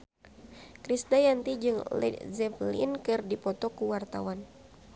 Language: Sundanese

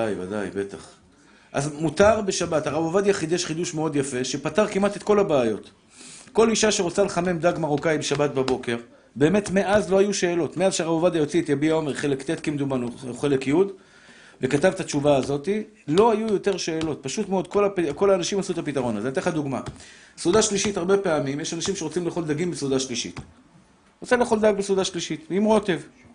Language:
Hebrew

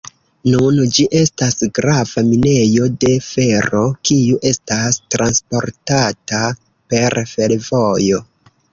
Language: Esperanto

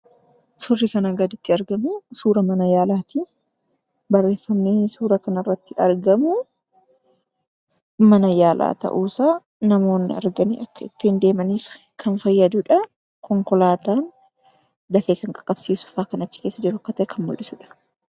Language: Oromo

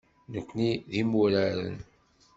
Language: Kabyle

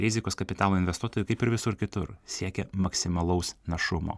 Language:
Lithuanian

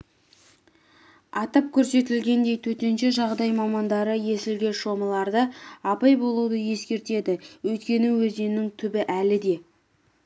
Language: Kazakh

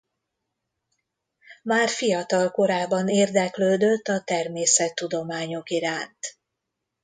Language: Hungarian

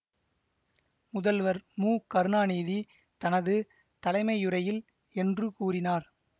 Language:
Tamil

